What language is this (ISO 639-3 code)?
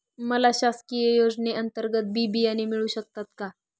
mar